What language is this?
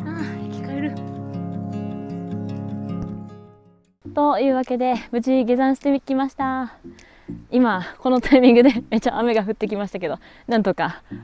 Japanese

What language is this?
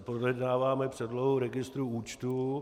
Czech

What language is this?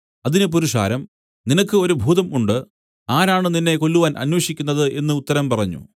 Malayalam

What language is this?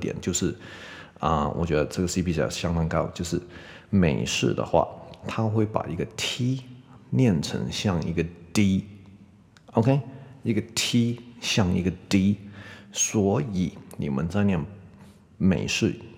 Chinese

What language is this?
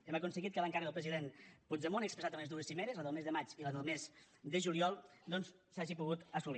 Catalan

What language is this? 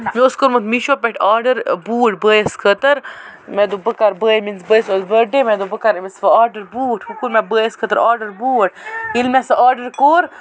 Kashmiri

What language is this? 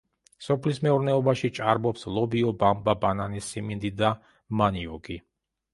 Georgian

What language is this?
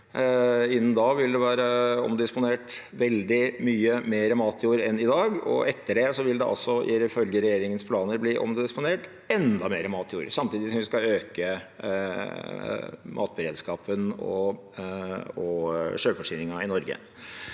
Norwegian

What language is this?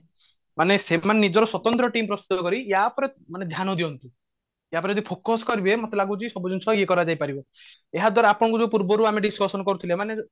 Odia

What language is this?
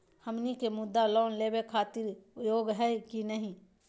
Magahi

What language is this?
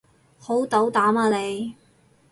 Cantonese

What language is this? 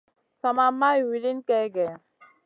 Masana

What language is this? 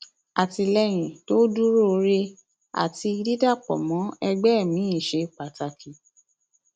Yoruba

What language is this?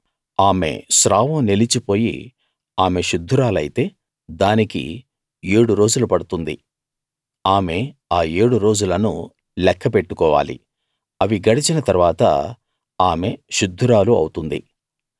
Telugu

